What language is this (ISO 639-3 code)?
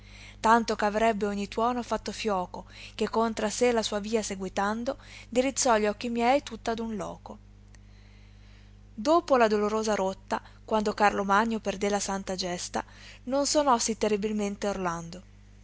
ita